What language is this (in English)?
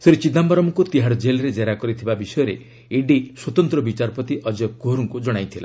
Odia